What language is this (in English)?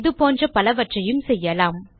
Tamil